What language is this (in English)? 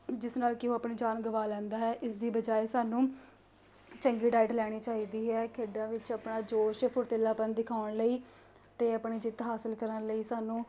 Punjabi